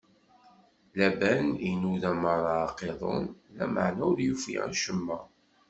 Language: Kabyle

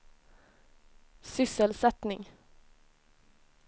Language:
Swedish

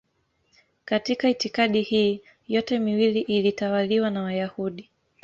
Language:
Swahili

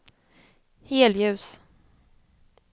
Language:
Swedish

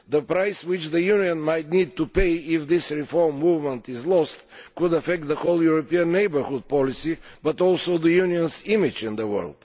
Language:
English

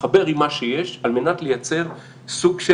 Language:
Hebrew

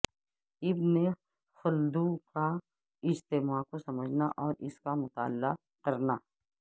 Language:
Urdu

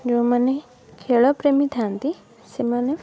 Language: Odia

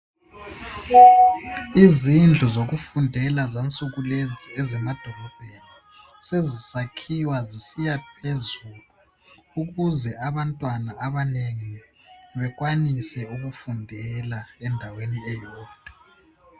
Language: North Ndebele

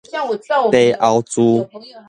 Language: Min Nan Chinese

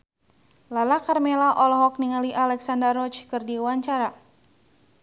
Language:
Sundanese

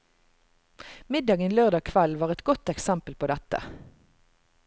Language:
Norwegian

